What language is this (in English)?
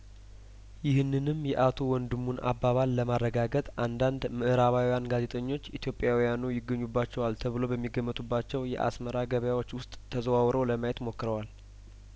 Amharic